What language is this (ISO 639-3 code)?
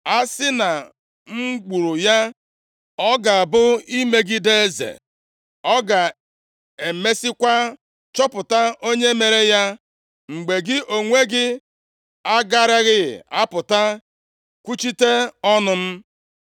ibo